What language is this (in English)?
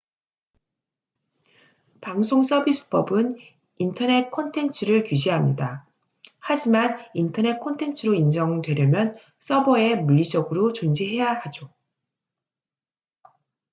Korean